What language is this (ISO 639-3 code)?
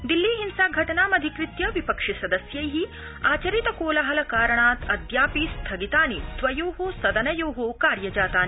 san